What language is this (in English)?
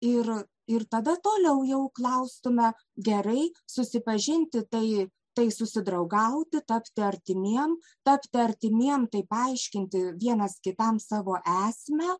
Lithuanian